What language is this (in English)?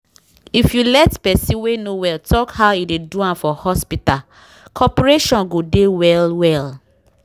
Nigerian Pidgin